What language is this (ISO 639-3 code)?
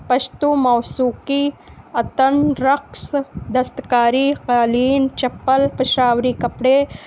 urd